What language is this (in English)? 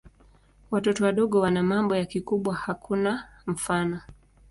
Swahili